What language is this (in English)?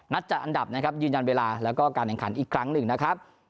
Thai